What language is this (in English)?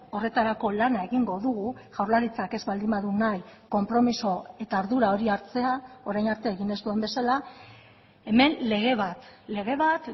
Basque